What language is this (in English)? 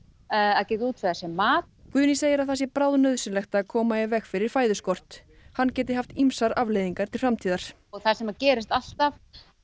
Icelandic